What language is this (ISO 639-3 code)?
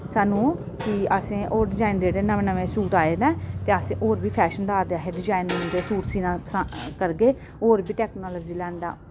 doi